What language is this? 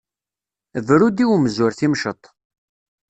Kabyle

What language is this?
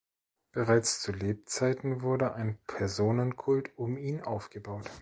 German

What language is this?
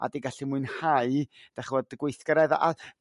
Welsh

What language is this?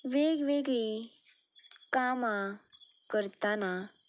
Konkani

